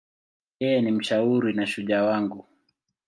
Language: Swahili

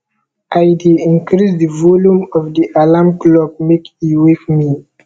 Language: Nigerian Pidgin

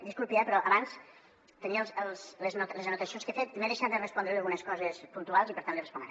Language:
Catalan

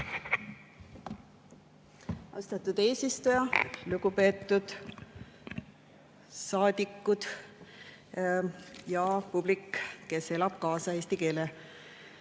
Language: Estonian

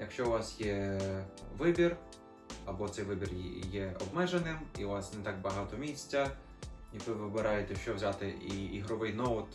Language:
Ukrainian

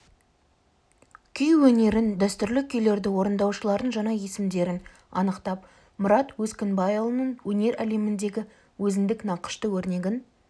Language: Kazakh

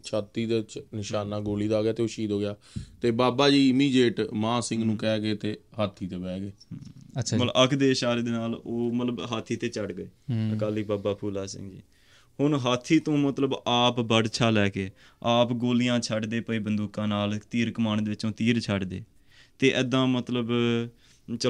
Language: Punjabi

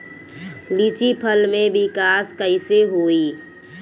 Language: Bhojpuri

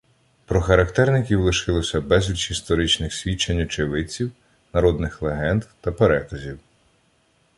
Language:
Ukrainian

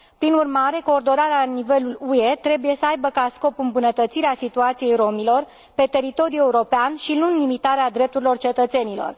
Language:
Romanian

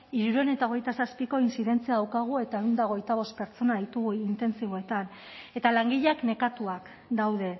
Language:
Basque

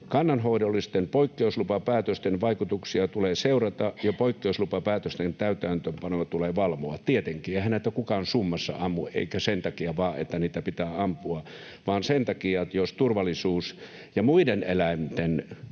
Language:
Finnish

